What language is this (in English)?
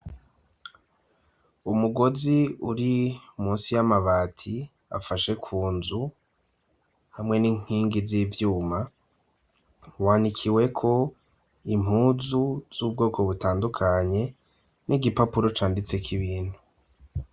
Rundi